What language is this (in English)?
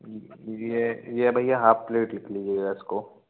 Hindi